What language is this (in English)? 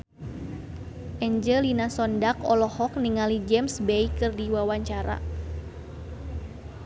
Sundanese